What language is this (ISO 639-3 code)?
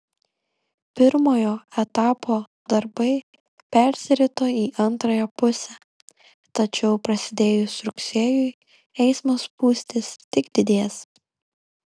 lit